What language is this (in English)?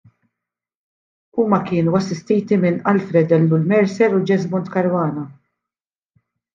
Maltese